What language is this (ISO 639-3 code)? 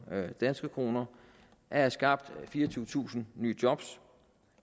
dan